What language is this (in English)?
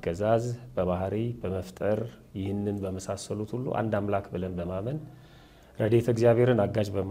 Arabic